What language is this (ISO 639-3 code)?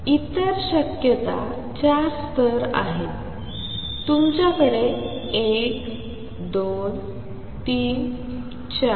mar